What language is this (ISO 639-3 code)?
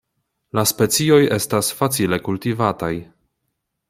epo